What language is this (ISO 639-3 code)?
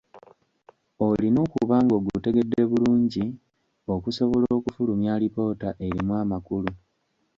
lug